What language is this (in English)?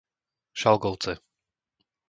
Slovak